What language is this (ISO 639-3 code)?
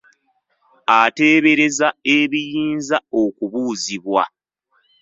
lug